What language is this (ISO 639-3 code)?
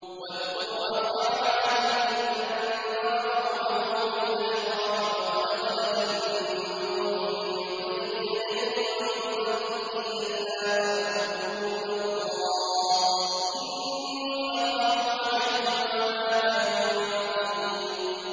ara